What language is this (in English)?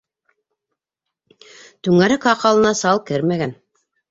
Bashkir